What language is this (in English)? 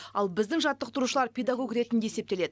Kazakh